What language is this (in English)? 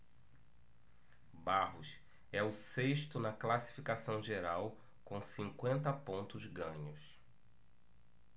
Portuguese